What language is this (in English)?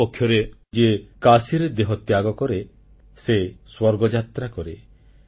Odia